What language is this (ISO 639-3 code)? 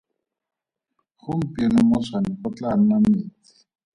tsn